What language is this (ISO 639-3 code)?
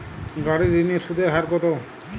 ben